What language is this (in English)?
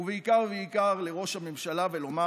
Hebrew